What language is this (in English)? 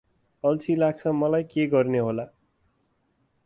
Nepali